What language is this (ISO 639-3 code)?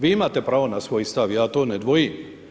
hrv